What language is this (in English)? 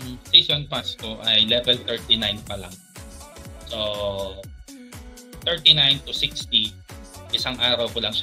Filipino